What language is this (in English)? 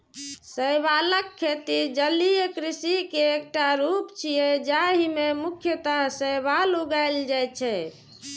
Maithili